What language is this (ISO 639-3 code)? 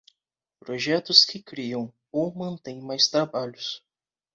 por